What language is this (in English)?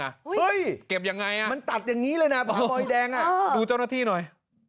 Thai